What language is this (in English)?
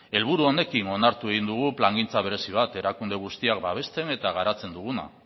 Basque